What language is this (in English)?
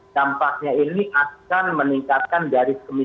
Indonesian